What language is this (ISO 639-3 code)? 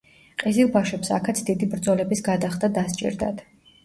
kat